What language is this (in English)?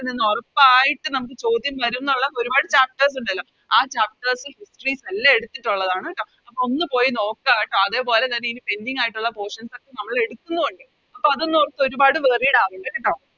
Malayalam